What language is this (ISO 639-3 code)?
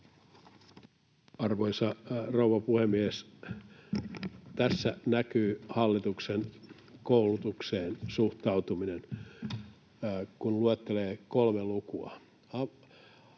fin